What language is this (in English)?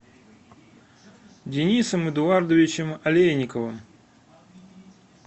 Russian